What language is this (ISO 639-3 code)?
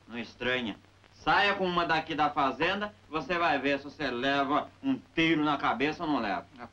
por